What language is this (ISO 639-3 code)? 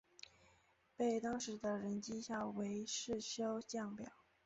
zho